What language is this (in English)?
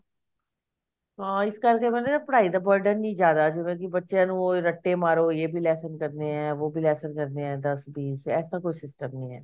Punjabi